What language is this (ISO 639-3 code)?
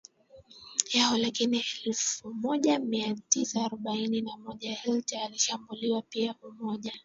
swa